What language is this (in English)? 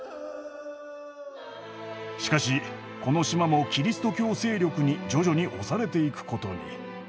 Japanese